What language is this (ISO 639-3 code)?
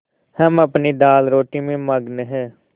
hin